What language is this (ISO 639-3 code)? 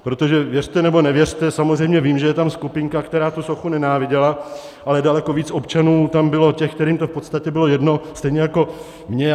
ces